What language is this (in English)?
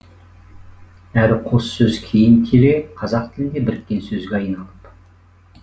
Kazakh